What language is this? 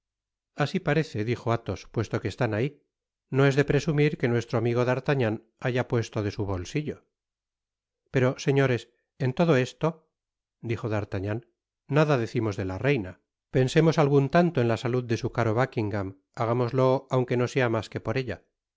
Spanish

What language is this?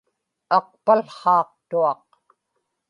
Inupiaq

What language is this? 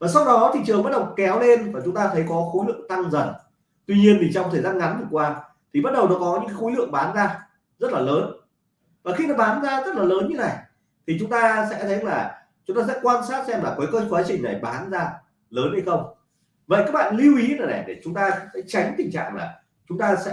Vietnamese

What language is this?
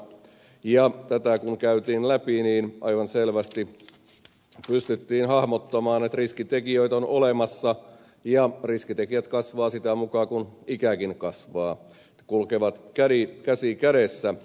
Finnish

